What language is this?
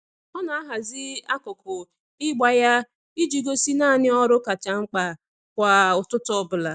Igbo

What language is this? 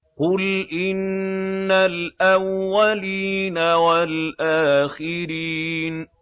Arabic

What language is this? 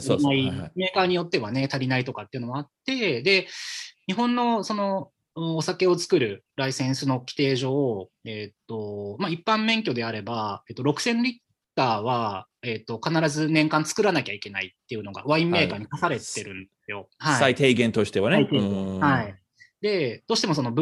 Japanese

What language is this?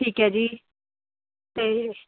Punjabi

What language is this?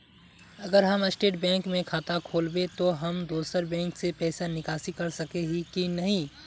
Magahi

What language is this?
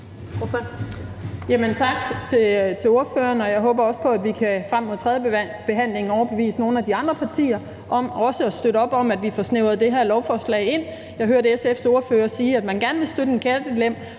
Danish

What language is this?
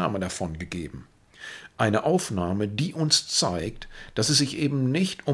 German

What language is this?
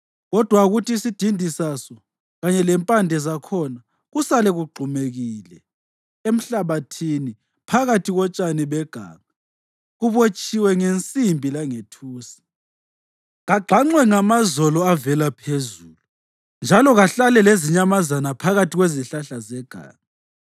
North Ndebele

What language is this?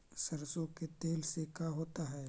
Magahi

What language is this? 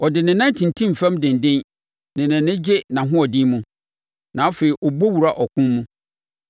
Akan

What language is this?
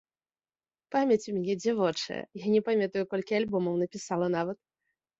Belarusian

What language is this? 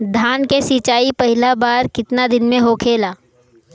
Bhojpuri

